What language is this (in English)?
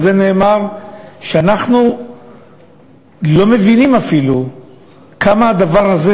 Hebrew